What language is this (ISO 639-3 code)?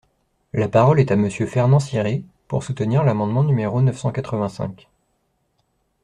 fra